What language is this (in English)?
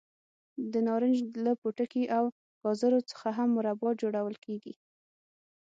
Pashto